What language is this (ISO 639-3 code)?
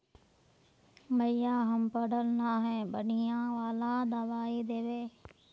mag